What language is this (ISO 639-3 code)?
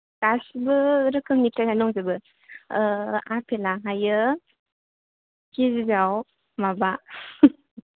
brx